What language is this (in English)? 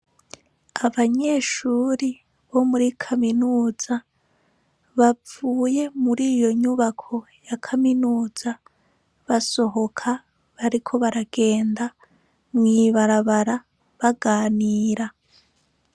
Rundi